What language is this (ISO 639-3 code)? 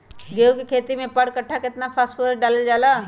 mag